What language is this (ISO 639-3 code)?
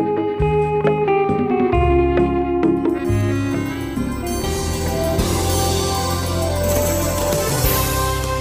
urd